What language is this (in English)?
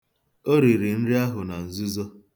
Igbo